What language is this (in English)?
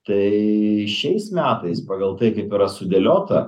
Lithuanian